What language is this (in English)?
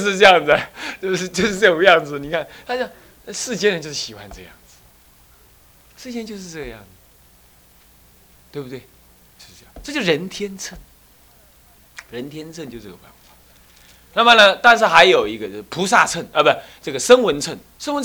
Chinese